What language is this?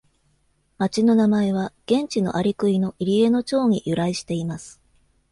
Japanese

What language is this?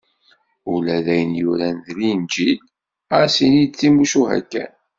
Kabyle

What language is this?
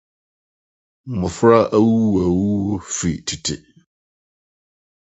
Akan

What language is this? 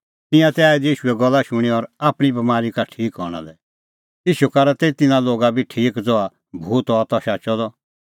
Kullu Pahari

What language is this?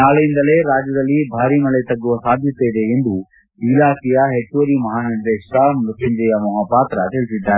Kannada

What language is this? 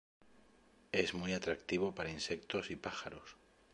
Spanish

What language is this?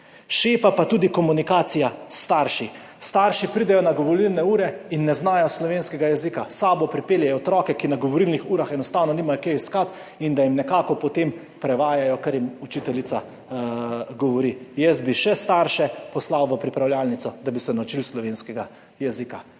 Slovenian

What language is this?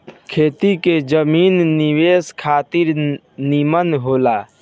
Bhojpuri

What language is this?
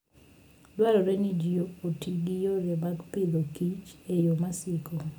Luo (Kenya and Tanzania)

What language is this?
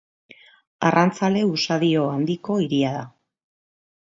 Basque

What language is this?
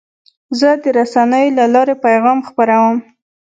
Pashto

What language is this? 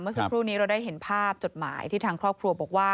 Thai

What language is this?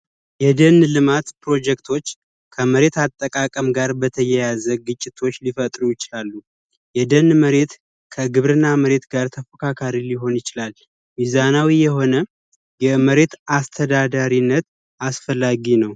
Amharic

